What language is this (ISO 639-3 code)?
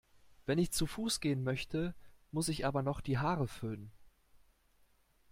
deu